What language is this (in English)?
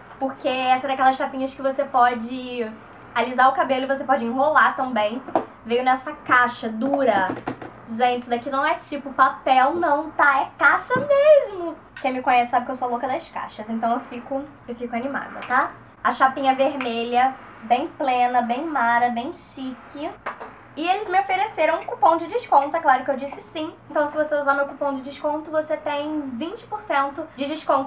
Portuguese